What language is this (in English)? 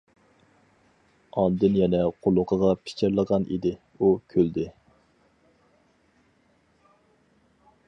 Uyghur